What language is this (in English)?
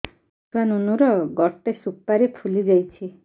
Odia